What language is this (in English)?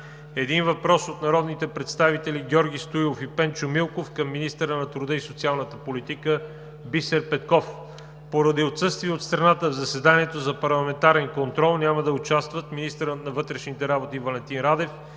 Bulgarian